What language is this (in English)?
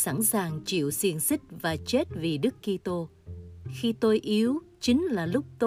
Vietnamese